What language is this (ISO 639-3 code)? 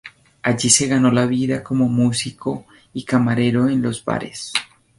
spa